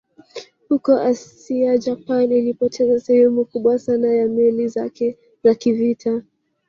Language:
Swahili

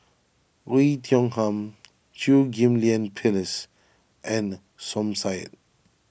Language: English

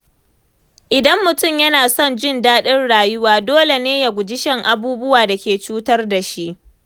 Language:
Hausa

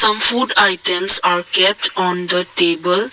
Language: English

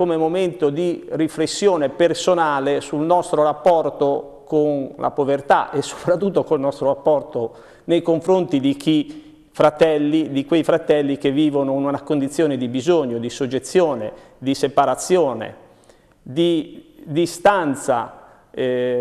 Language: Italian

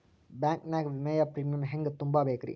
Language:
Kannada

